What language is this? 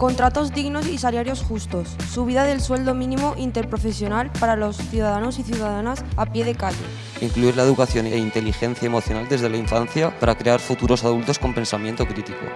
Spanish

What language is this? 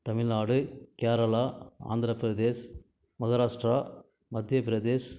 Tamil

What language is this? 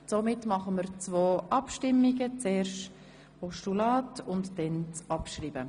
Swiss German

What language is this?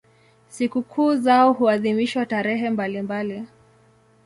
Swahili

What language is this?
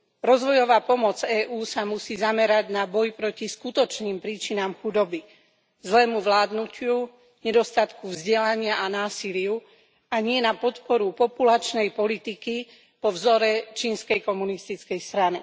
Slovak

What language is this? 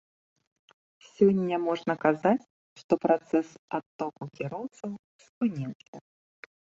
Belarusian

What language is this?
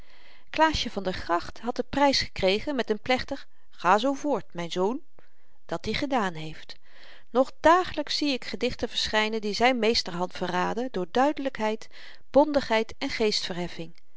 Dutch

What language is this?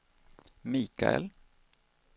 Swedish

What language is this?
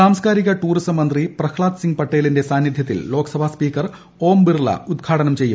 Malayalam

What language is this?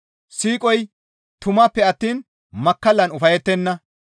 Gamo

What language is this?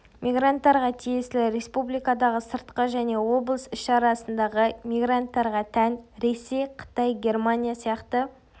Kazakh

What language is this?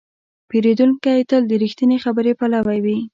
Pashto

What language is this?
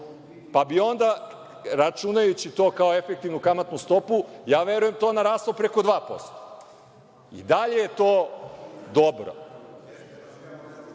Serbian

